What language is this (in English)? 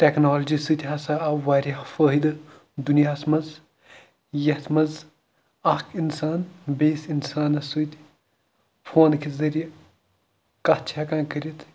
Kashmiri